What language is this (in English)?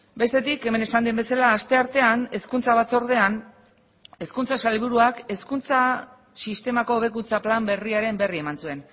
Basque